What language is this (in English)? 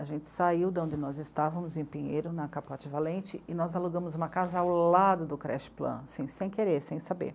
Portuguese